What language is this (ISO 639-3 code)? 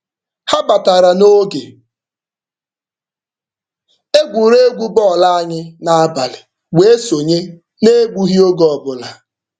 ibo